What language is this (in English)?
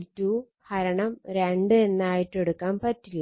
Malayalam